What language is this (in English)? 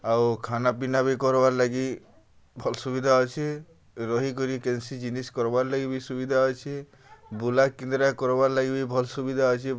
Odia